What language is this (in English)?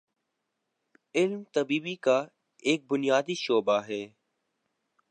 Urdu